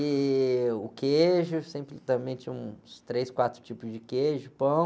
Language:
Portuguese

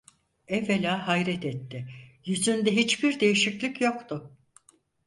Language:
Turkish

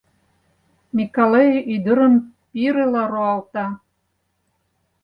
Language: Mari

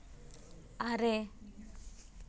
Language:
Santali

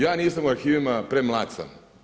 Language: Croatian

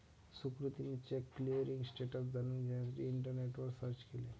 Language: Marathi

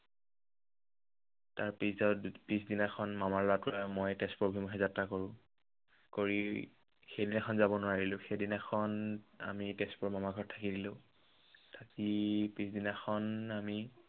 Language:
Assamese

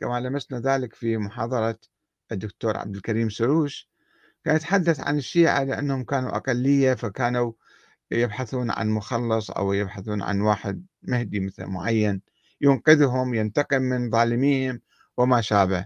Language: Arabic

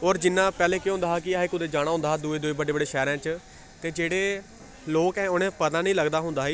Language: Dogri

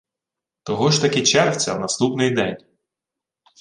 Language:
Ukrainian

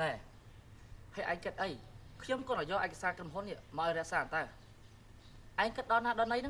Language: Vietnamese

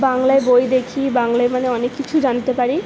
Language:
Bangla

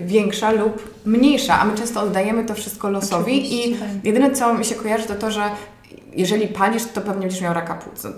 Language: Polish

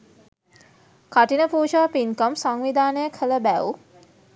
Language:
Sinhala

